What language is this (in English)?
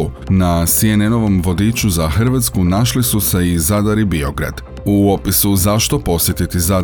Croatian